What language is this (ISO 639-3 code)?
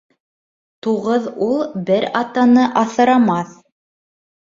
bak